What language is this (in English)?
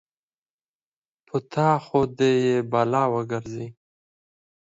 Pashto